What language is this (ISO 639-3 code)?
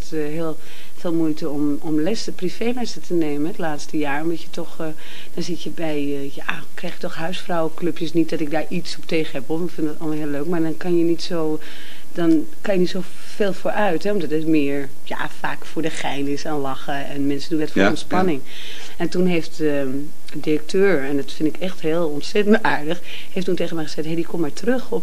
nld